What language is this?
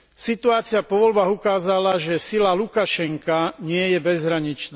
Slovak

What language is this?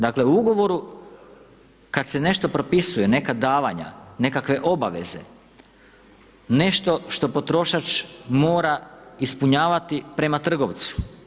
Croatian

